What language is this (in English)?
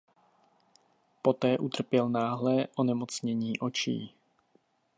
Czech